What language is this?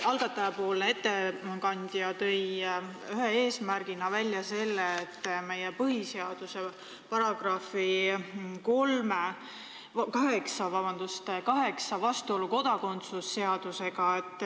Estonian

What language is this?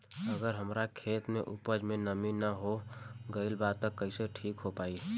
Bhojpuri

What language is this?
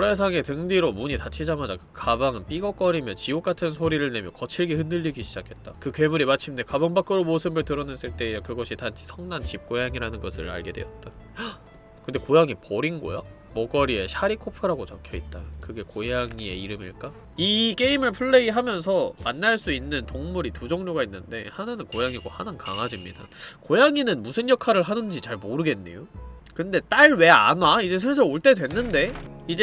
Korean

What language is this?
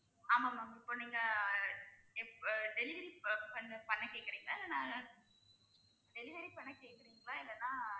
Tamil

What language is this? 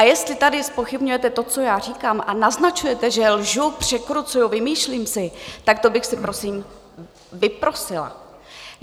Czech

